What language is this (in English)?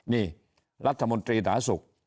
Thai